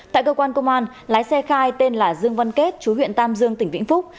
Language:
Vietnamese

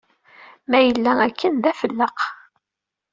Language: Kabyle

